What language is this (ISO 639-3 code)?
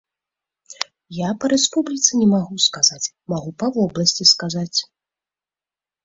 bel